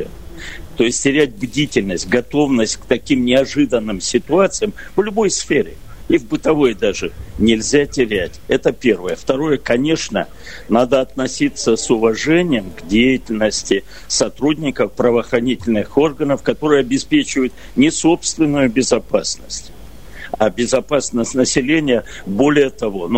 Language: Russian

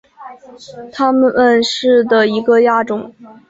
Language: Chinese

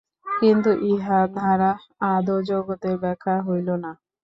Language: Bangla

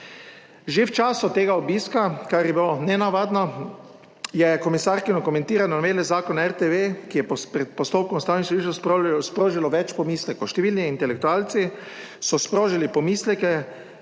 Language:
Slovenian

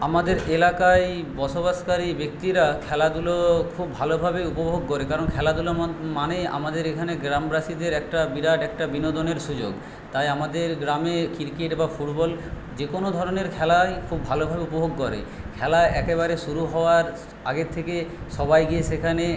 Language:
Bangla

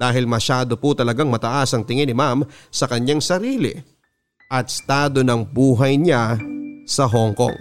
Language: Filipino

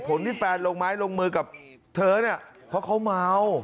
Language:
Thai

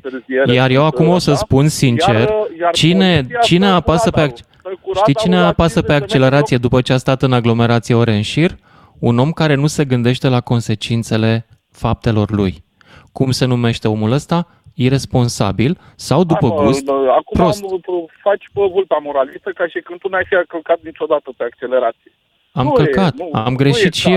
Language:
Romanian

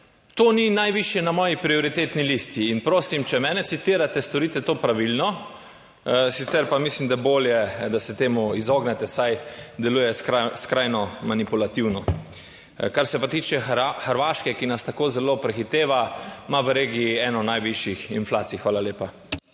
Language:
Slovenian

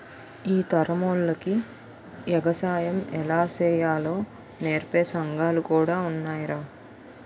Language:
Telugu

